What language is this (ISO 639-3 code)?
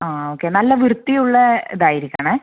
mal